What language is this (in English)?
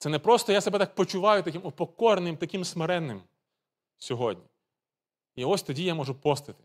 Ukrainian